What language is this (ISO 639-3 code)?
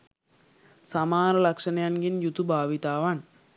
sin